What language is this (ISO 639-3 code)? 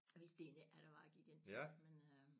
dan